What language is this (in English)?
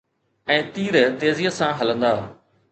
Sindhi